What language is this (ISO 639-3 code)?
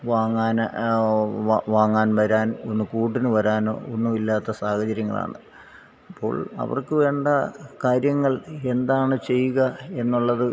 mal